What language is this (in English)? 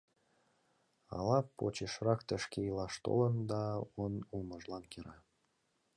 Mari